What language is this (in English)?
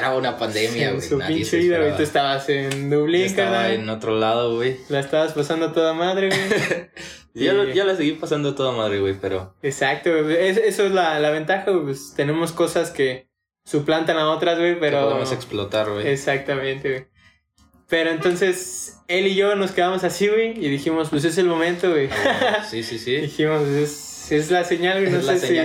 Spanish